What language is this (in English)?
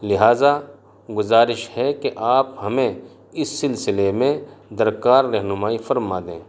Urdu